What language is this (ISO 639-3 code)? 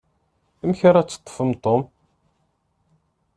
kab